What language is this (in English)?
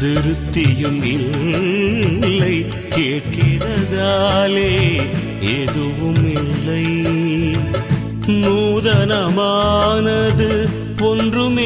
Urdu